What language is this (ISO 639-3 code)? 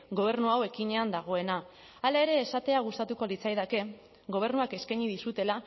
eus